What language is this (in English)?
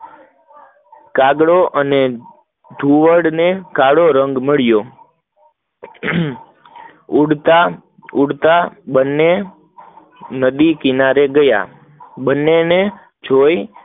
Gujarati